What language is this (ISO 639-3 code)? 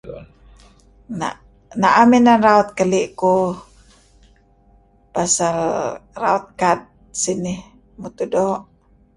kzi